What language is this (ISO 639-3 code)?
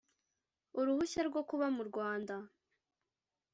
kin